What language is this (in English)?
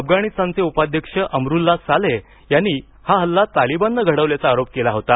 Marathi